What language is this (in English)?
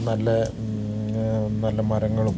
Malayalam